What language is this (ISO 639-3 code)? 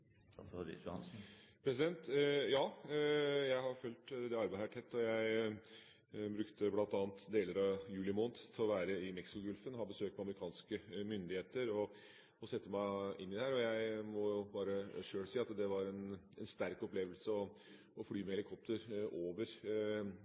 nob